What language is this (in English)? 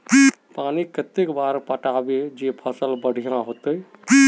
Magahi